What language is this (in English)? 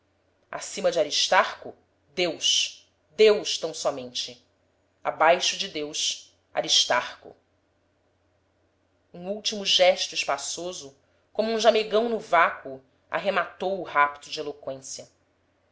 Portuguese